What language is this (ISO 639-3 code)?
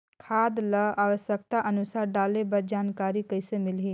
hne